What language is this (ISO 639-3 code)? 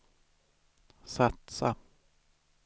swe